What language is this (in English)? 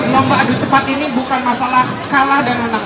Indonesian